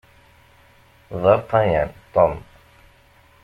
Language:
Kabyle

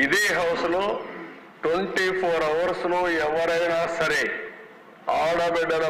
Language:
Telugu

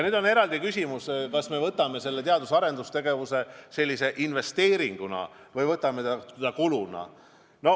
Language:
Estonian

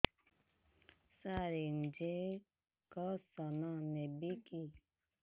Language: Odia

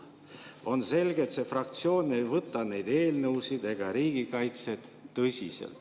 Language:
Estonian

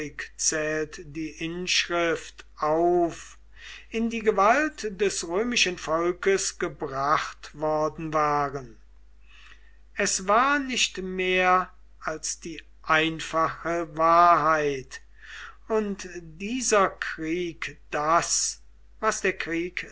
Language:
German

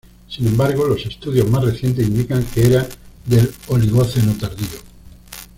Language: Spanish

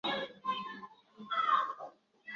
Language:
Swahili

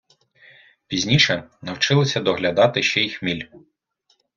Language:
Ukrainian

